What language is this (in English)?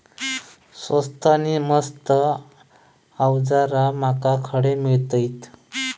Marathi